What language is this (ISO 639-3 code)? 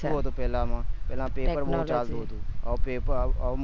guj